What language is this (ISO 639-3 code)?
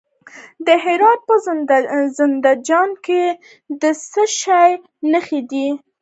pus